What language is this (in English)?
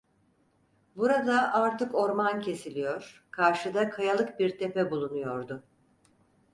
Turkish